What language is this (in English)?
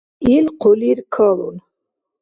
Dargwa